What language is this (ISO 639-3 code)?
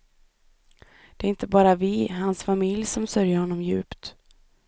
swe